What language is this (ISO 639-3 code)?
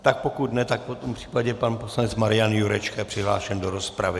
ces